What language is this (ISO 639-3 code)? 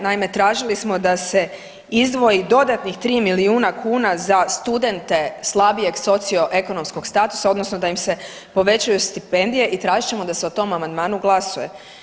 hrv